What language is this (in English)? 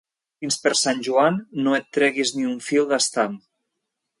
Catalan